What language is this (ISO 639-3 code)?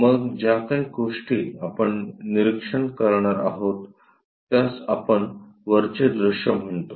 mar